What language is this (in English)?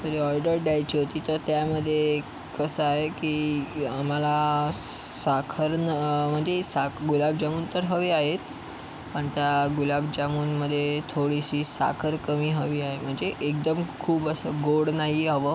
Marathi